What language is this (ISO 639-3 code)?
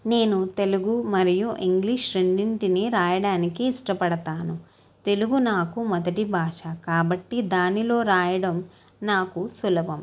tel